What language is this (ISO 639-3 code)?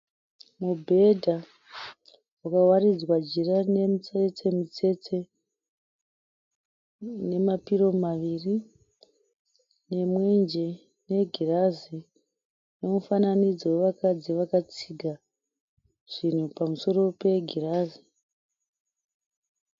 sna